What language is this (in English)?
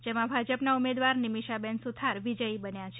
Gujarati